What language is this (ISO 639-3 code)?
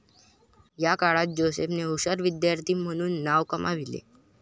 mar